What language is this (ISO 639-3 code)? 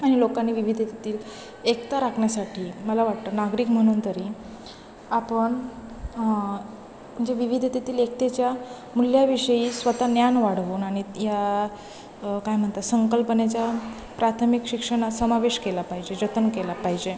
mar